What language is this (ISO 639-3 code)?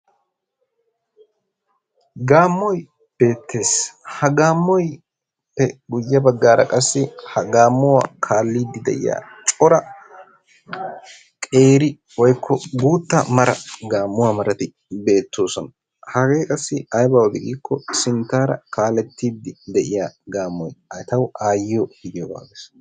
wal